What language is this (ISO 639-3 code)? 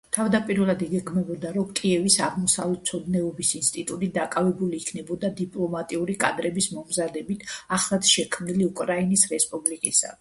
kat